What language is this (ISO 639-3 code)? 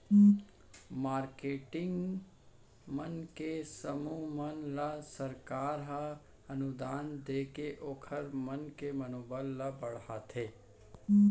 hne